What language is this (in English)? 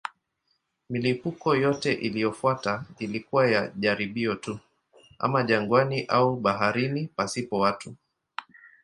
Swahili